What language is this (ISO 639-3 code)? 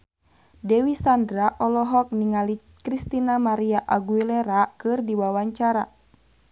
sun